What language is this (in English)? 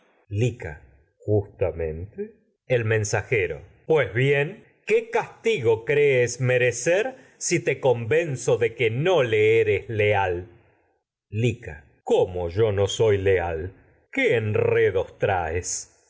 Spanish